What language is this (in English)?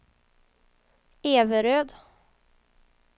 Swedish